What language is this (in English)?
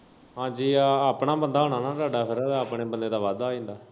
Punjabi